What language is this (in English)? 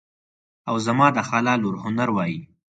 Pashto